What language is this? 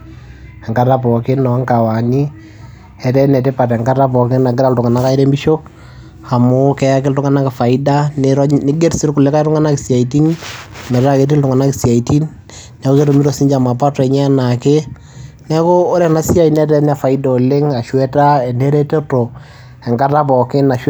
Masai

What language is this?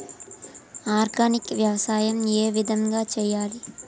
Telugu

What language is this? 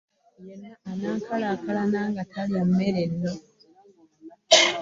Ganda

